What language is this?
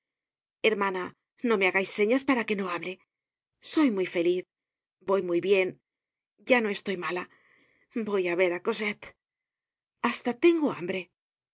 Spanish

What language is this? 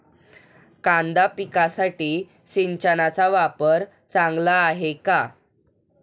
Marathi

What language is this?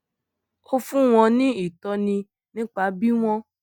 Yoruba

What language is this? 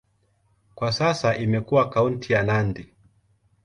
Swahili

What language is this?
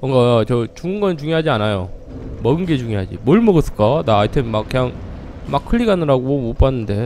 Korean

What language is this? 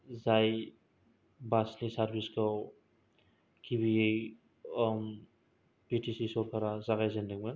Bodo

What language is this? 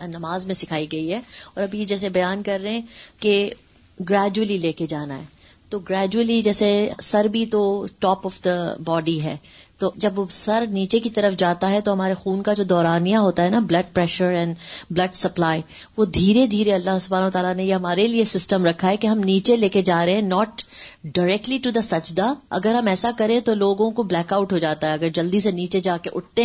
Urdu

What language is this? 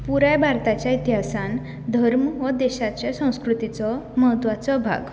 Konkani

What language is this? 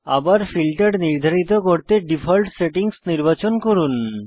Bangla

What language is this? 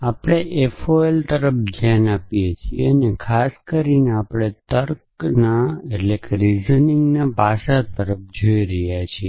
Gujarati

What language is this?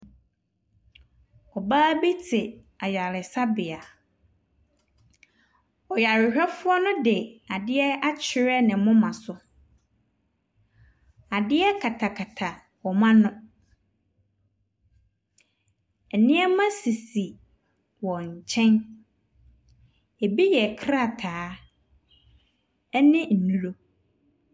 Akan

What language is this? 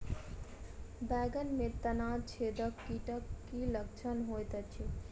Maithili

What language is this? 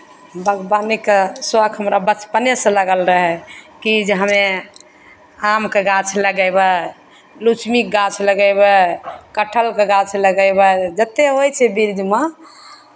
Maithili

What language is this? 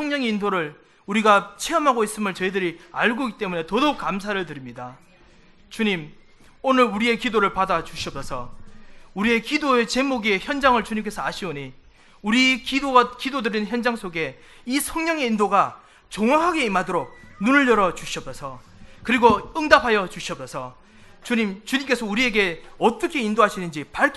Korean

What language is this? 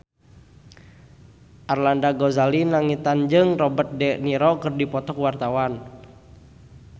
Sundanese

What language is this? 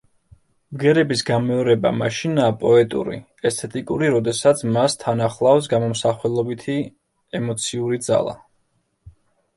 Georgian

